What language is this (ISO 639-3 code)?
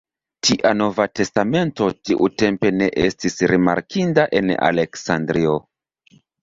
epo